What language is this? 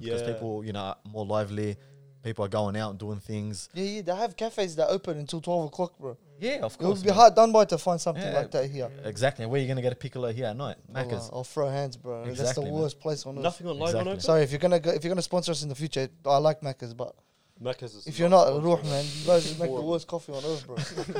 English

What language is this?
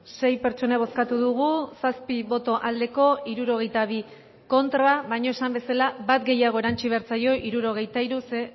Basque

